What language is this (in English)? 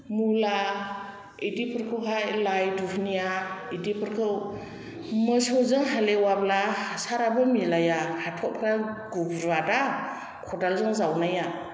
Bodo